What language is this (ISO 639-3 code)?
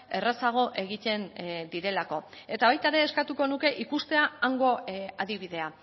eus